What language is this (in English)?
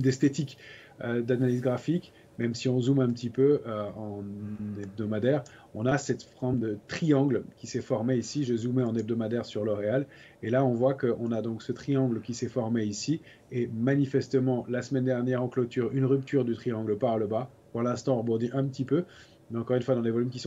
French